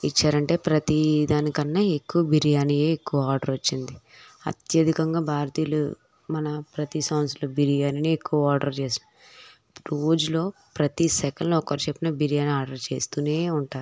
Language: Telugu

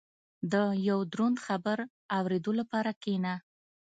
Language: Pashto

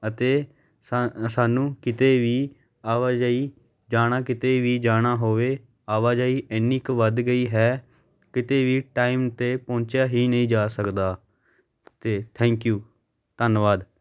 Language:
Punjabi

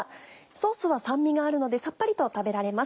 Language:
Japanese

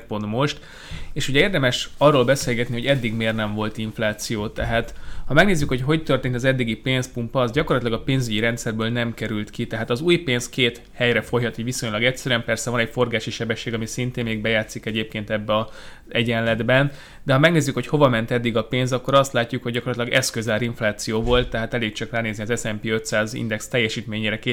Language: Hungarian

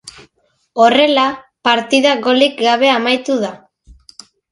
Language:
Basque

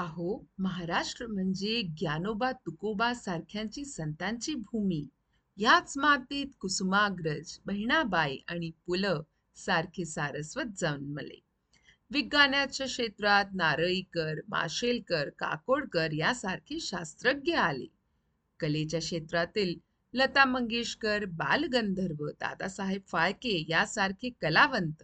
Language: Hindi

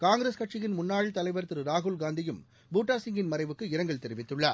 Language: Tamil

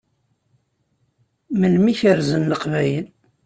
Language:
Kabyle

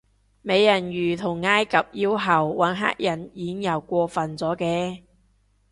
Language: Cantonese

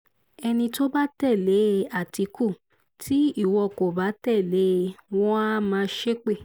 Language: Yoruba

